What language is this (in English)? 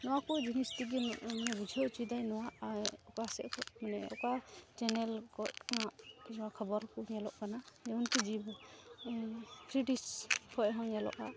Santali